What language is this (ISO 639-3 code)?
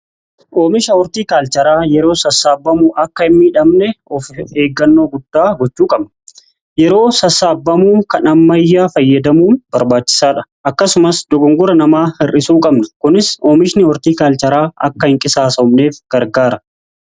orm